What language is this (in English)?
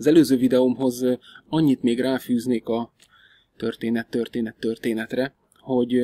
Hungarian